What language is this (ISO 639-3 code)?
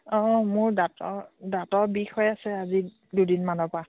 asm